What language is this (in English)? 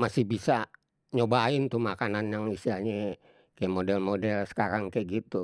Betawi